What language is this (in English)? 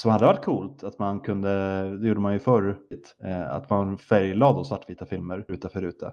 Swedish